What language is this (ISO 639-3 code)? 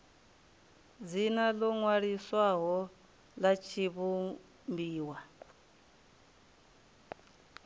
ven